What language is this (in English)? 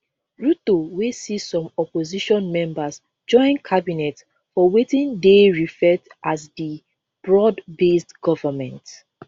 Nigerian Pidgin